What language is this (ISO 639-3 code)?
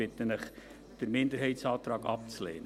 gsw